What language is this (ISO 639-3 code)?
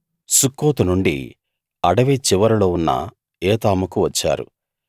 tel